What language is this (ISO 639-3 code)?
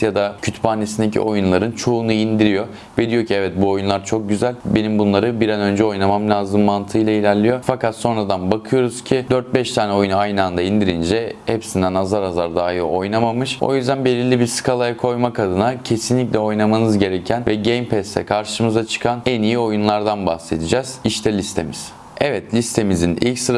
tur